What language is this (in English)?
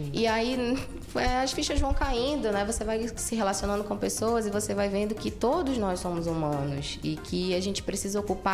Portuguese